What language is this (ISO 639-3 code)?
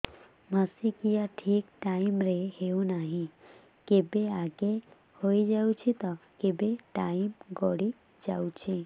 ori